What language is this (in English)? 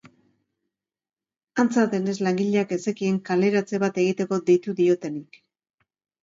Basque